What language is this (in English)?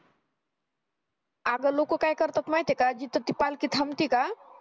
Marathi